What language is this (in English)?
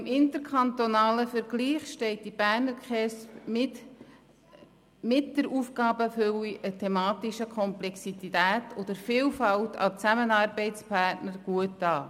Swiss German